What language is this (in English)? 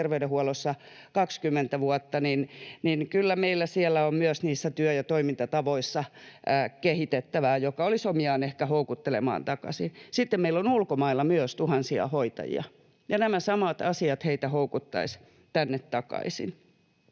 Finnish